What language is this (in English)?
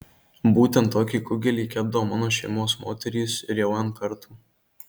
Lithuanian